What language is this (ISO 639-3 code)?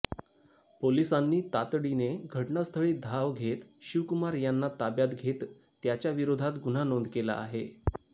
mar